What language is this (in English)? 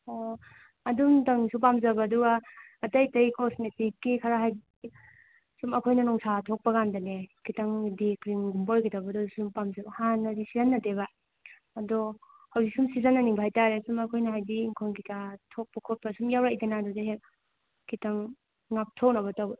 Manipuri